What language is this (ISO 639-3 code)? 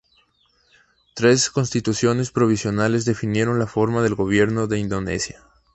spa